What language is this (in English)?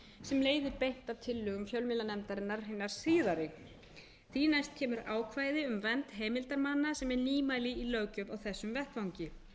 Icelandic